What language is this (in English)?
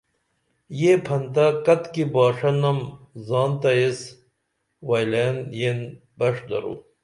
Dameli